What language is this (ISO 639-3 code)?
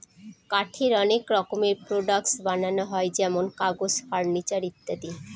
ben